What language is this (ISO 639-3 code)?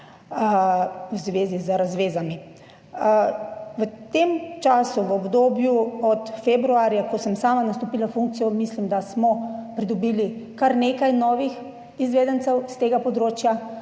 slv